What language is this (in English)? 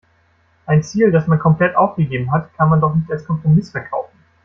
German